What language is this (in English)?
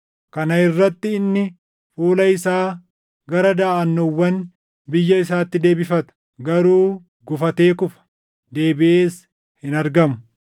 Oromo